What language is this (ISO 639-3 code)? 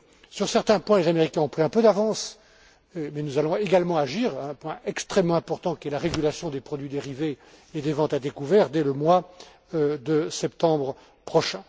fra